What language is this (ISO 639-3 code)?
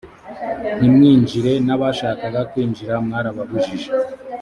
kin